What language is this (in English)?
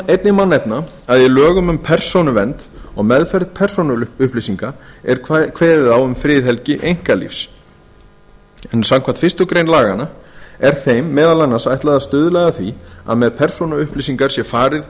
Icelandic